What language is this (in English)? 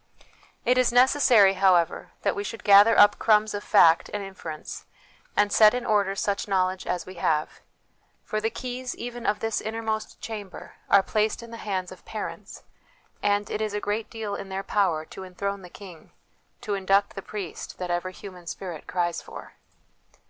English